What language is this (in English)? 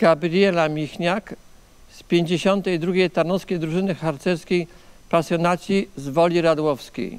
Polish